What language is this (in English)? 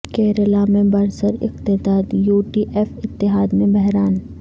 Urdu